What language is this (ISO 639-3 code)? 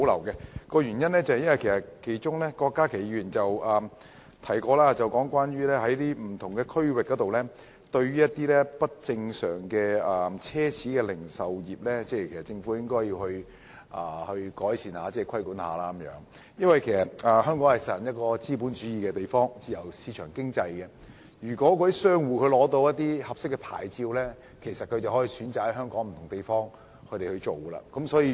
yue